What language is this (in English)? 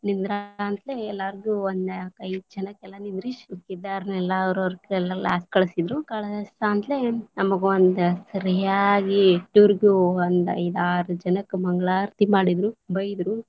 Kannada